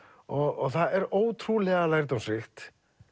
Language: Icelandic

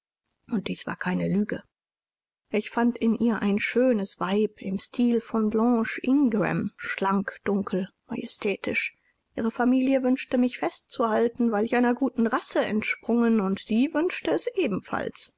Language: German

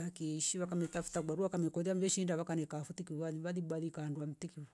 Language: Rombo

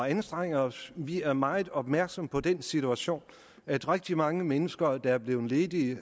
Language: Danish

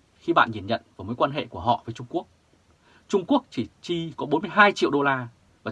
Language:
Vietnamese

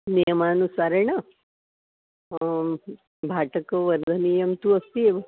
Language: Sanskrit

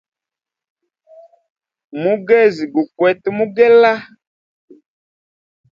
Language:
Hemba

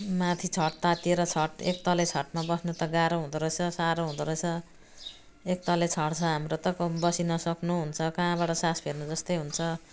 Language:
Nepali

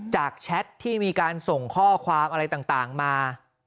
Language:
Thai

